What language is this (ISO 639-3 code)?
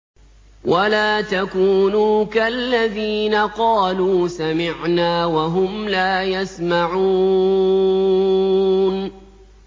ara